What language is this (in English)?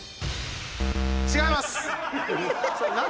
Japanese